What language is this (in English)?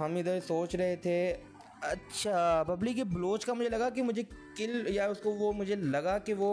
Hindi